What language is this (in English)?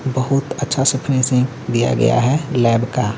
Hindi